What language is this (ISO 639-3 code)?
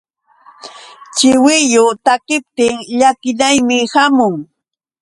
qux